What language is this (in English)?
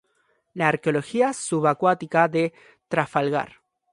Spanish